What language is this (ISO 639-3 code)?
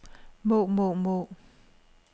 dan